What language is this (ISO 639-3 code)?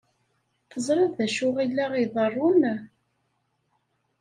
kab